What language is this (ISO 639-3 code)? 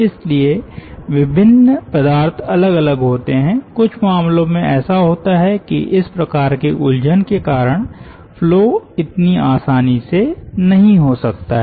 hin